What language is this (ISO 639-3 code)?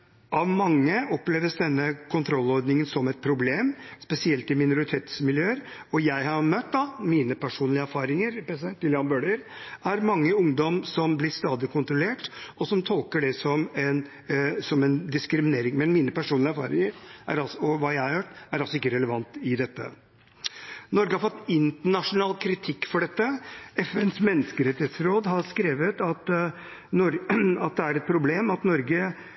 nob